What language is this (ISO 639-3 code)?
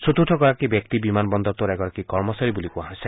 asm